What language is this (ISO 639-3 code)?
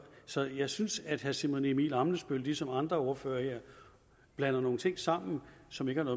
dan